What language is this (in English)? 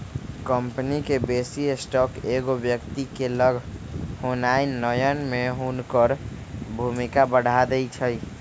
Magahi